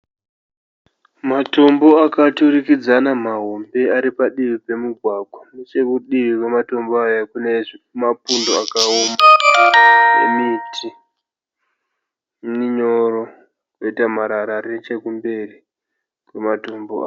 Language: Shona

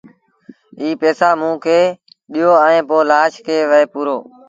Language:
Sindhi Bhil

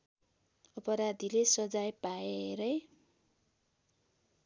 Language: Nepali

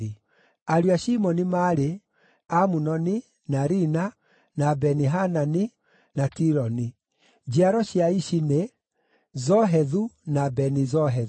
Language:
Kikuyu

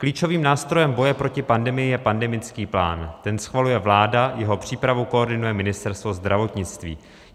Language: Czech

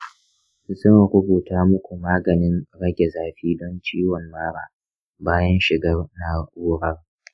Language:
Hausa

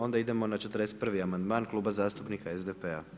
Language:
Croatian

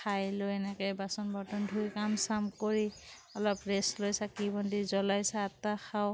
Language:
Assamese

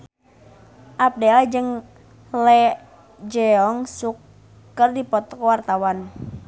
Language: Sundanese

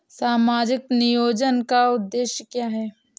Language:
Hindi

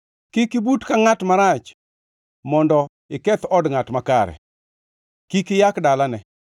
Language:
Luo (Kenya and Tanzania)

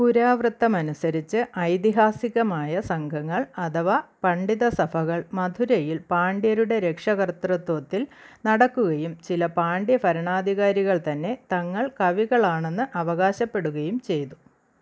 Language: Malayalam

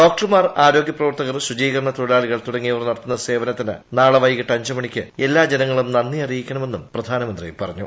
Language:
Malayalam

